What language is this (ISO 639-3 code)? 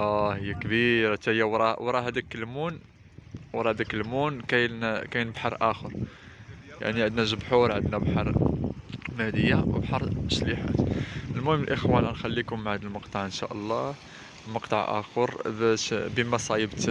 ara